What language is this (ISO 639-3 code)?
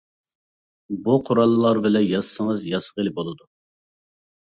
uig